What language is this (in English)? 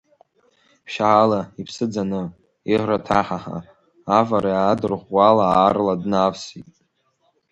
Abkhazian